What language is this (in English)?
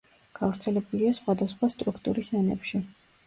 Georgian